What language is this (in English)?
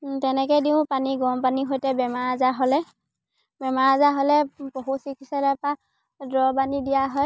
Assamese